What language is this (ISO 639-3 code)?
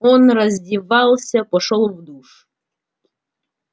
rus